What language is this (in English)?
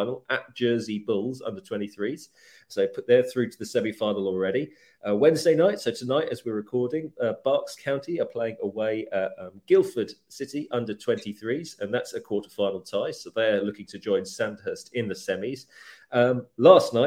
English